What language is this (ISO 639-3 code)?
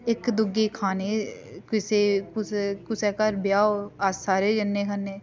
doi